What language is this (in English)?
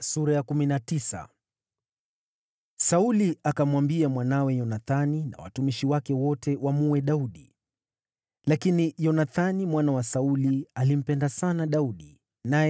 Swahili